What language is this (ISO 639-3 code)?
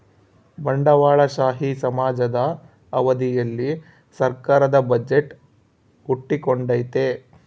kan